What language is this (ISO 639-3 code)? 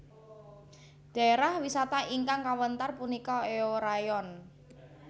jav